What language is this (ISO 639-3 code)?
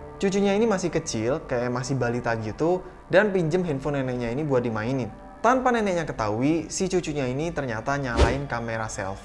ind